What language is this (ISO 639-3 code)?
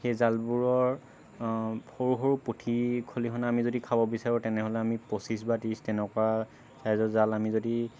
asm